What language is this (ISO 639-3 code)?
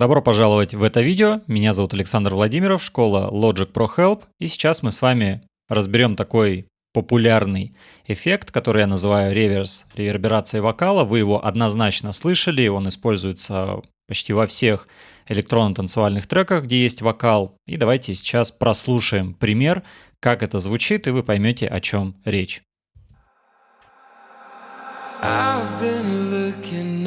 rus